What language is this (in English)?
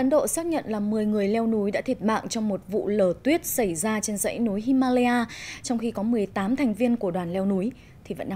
Vietnamese